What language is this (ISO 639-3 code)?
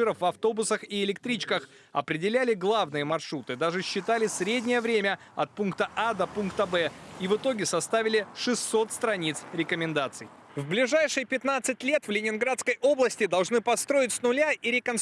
rus